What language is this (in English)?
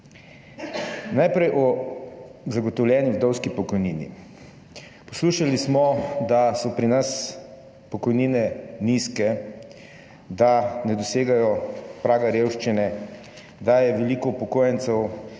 Slovenian